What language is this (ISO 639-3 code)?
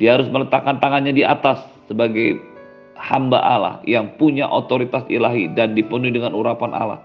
ind